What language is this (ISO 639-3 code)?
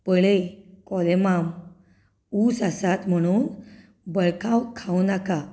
kok